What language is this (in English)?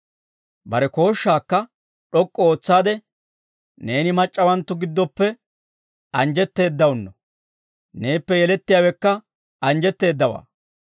Dawro